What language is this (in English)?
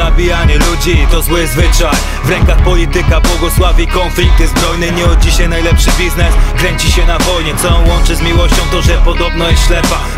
Polish